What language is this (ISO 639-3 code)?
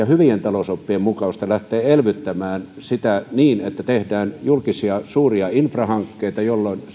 fin